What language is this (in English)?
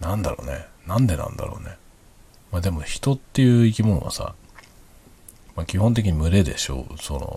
Japanese